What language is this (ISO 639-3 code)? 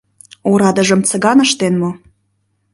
chm